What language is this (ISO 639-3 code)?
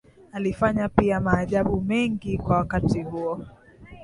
swa